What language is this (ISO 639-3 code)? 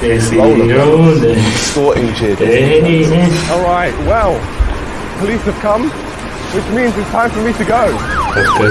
eng